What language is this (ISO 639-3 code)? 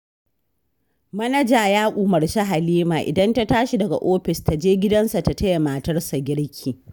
hau